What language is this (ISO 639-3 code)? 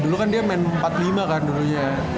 ind